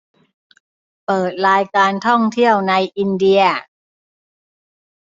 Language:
Thai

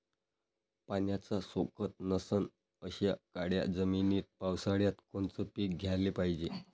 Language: Marathi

